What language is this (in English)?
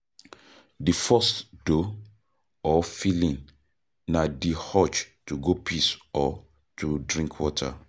Nigerian Pidgin